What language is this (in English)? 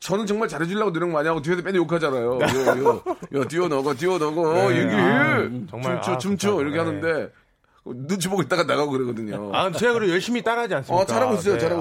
Korean